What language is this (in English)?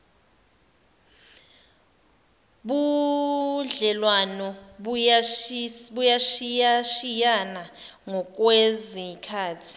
Zulu